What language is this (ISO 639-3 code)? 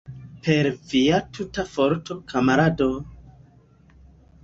epo